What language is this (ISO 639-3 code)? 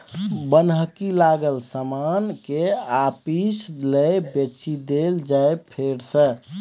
mai